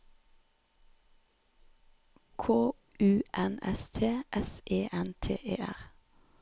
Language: Norwegian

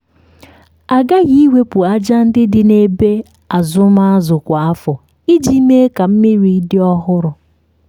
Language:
Igbo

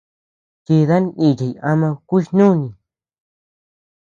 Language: Tepeuxila Cuicatec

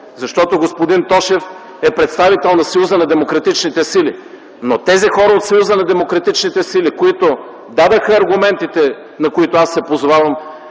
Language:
Bulgarian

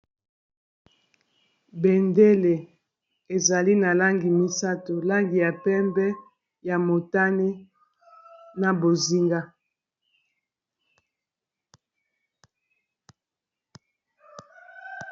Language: Lingala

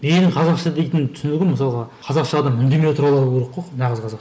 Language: Kazakh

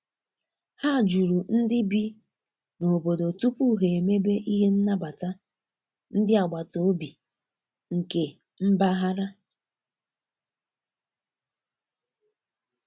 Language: Igbo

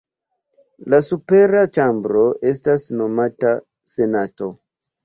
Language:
Esperanto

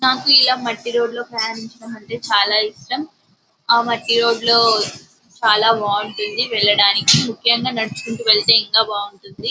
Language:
Telugu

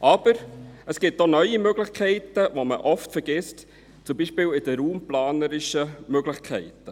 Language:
Swiss German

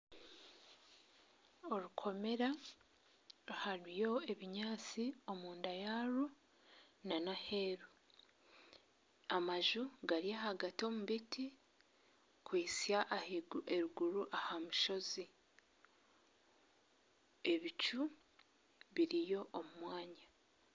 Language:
Nyankole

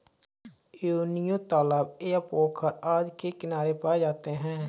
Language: Hindi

